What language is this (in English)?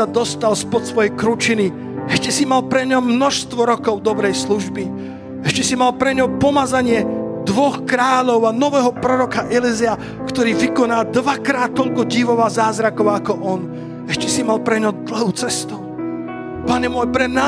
Slovak